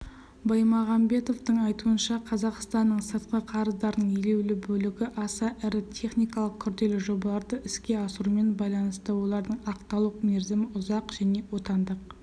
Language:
Kazakh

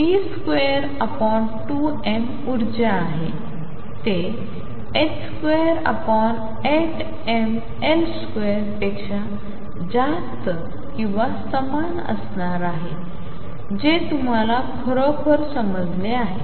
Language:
Marathi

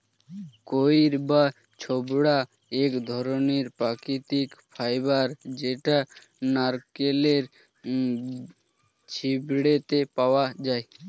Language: Bangla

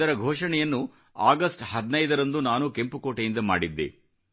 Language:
Kannada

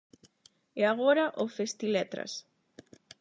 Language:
Galician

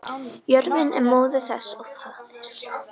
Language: Icelandic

